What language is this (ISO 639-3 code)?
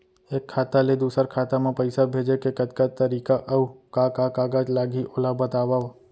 hne